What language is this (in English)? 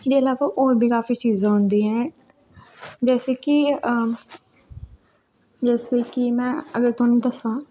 Dogri